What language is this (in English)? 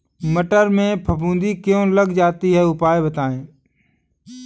Hindi